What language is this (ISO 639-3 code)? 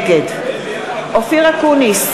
heb